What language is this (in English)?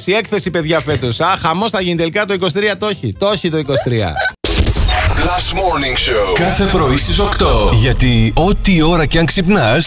Greek